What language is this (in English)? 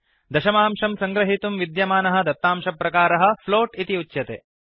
Sanskrit